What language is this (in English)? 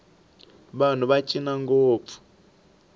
Tsonga